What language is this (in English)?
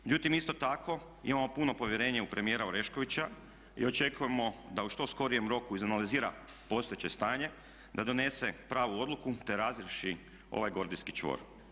Croatian